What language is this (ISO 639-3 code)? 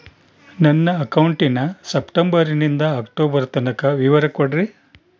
kan